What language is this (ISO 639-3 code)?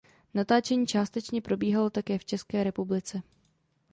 ces